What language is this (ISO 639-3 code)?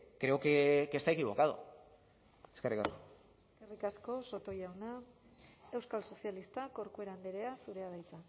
eus